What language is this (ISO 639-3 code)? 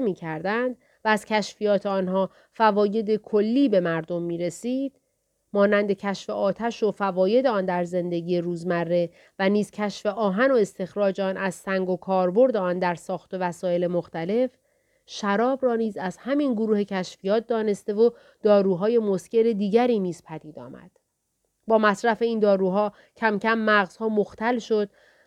fas